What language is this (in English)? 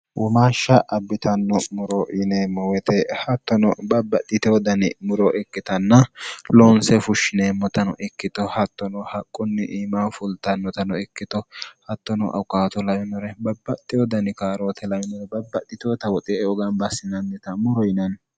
Sidamo